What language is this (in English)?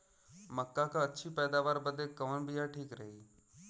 Bhojpuri